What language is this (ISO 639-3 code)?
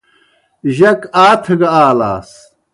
plk